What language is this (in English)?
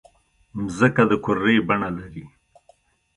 Pashto